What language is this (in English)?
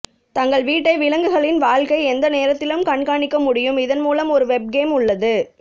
Tamil